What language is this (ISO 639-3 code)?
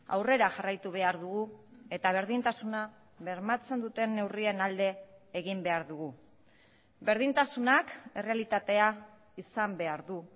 eus